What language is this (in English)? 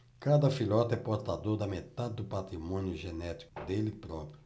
Portuguese